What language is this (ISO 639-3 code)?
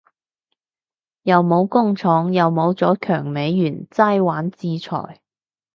yue